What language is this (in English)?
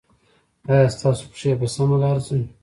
Pashto